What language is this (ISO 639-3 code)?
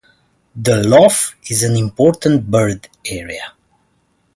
eng